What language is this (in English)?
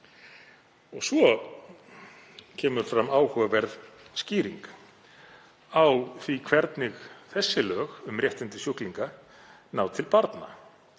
Icelandic